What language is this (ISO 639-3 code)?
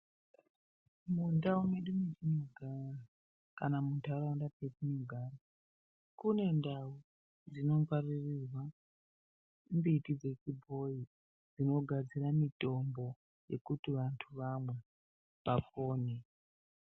ndc